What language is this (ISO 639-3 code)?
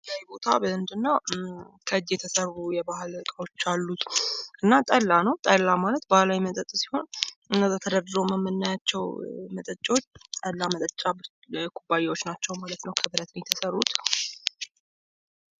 amh